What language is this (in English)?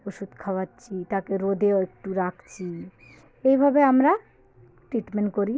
Bangla